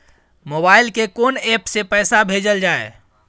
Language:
Maithili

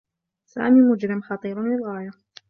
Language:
Arabic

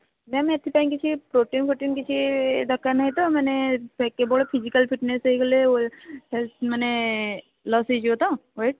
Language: Odia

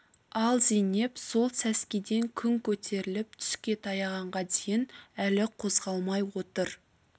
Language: Kazakh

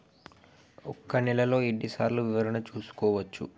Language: Telugu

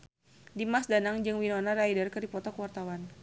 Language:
Sundanese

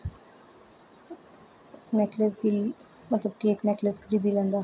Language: Dogri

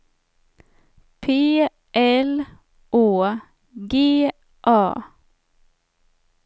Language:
Swedish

